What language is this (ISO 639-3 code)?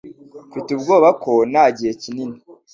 kin